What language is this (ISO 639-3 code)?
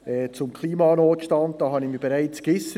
gsw